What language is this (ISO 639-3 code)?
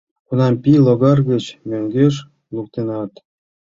chm